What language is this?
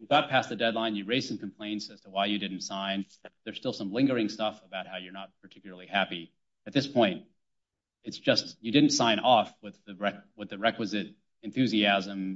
English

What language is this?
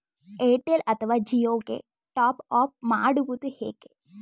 Kannada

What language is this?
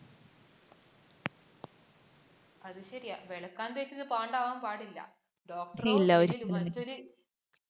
Malayalam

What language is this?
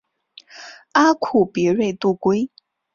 Chinese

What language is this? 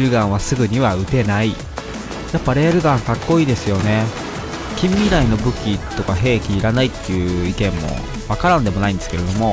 Japanese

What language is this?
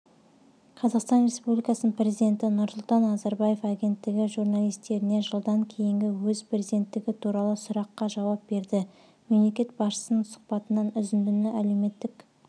Kazakh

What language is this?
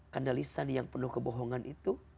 Indonesian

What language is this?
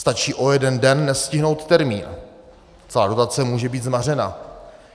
Czech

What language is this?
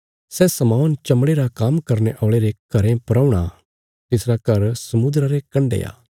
Bilaspuri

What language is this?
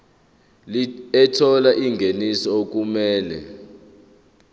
Zulu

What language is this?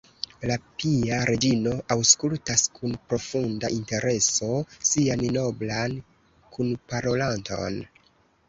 Esperanto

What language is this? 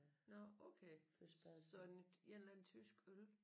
Danish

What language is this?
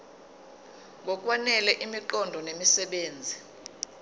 Zulu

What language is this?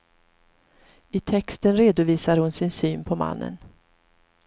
Swedish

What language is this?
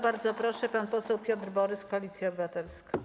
Polish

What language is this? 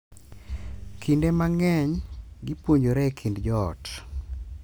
Luo (Kenya and Tanzania)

